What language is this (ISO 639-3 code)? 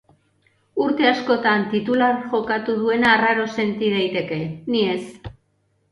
eus